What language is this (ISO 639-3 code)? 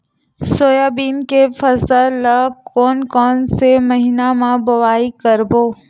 hne